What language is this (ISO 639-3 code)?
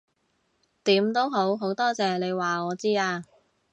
yue